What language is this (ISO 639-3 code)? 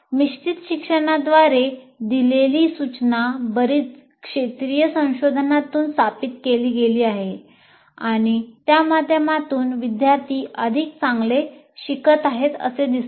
mar